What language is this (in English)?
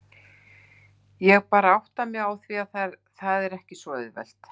Icelandic